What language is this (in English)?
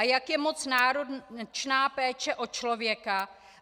Czech